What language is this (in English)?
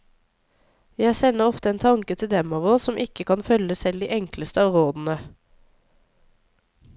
Norwegian